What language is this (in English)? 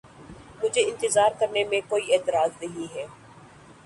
Urdu